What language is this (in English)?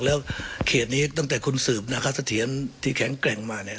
Thai